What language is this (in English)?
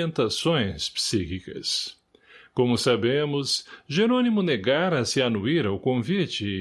Portuguese